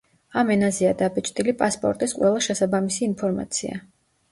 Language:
Georgian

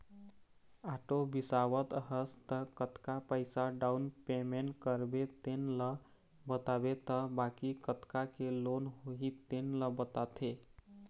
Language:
Chhattisgarhi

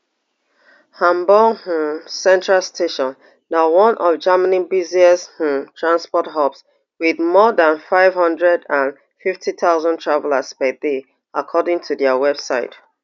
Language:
Nigerian Pidgin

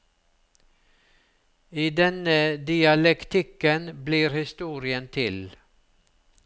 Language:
Norwegian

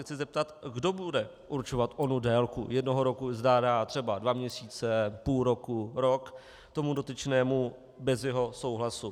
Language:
Czech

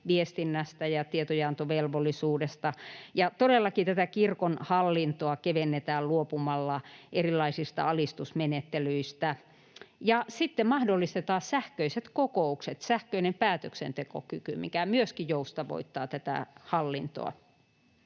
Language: Finnish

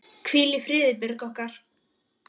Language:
Icelandic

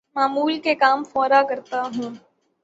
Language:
Urdu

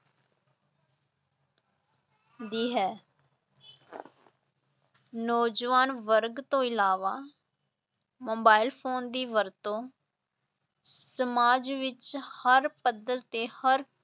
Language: Punjabi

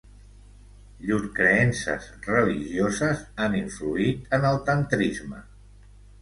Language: Catalan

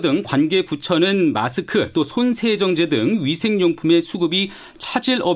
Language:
Korean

